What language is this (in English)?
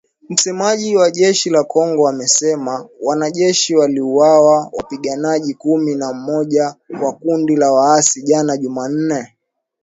Swahili